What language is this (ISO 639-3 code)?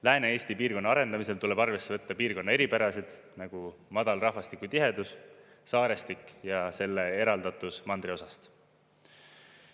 est